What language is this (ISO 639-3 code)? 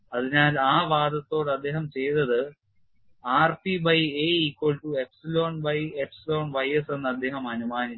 mal